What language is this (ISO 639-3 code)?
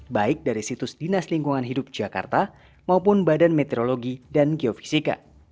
ind